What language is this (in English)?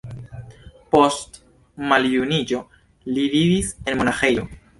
Esperanto